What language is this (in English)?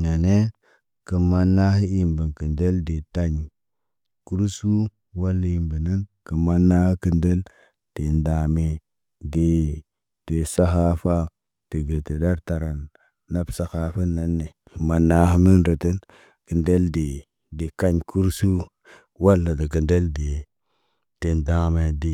Naba